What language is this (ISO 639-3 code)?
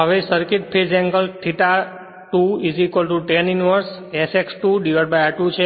guj